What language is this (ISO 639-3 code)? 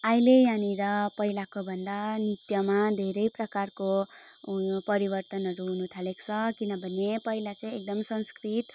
nep